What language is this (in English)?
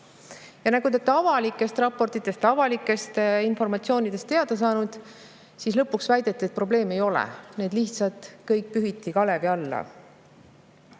Estonian